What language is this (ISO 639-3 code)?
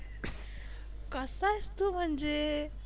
mar